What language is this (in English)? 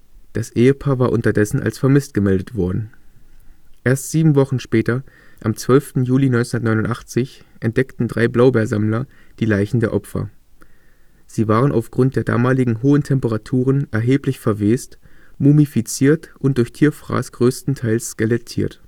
German